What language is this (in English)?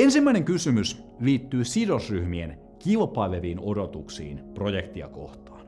Finnish